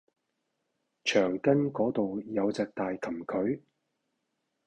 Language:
Cantonese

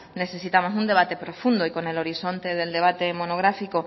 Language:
Spanish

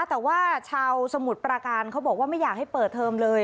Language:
Thai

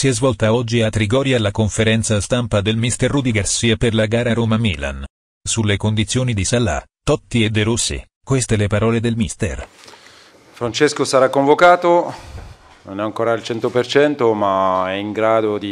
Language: Italian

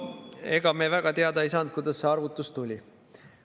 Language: Estonian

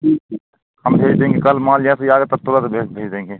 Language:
Hindi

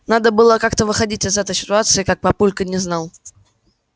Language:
Russian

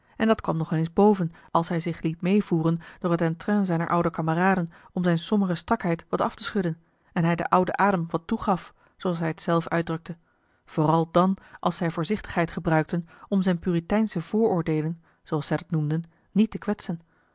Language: Dutch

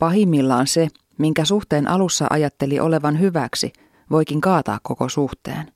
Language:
Finnish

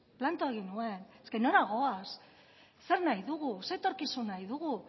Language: Basque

